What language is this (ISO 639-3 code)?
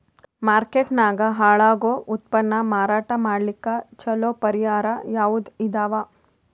kan